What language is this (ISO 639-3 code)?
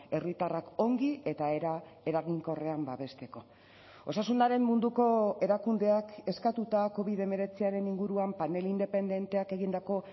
eus